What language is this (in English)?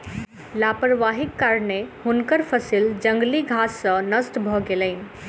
Maithili